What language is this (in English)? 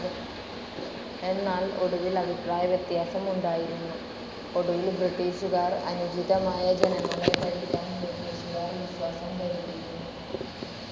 Malayalam